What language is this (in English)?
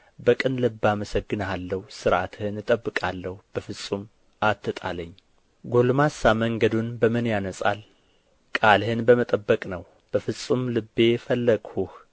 Amharic